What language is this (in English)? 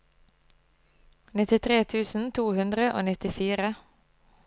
Norwegian